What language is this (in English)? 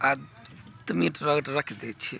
Maithili